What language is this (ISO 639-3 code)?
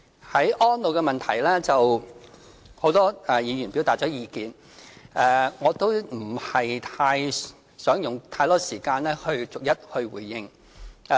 yue